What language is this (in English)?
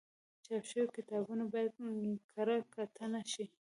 Pashto